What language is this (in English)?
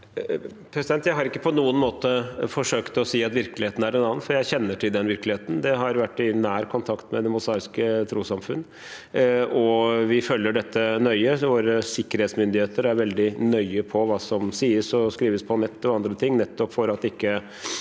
Norwegian